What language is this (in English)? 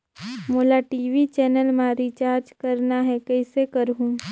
Chhattisgarhi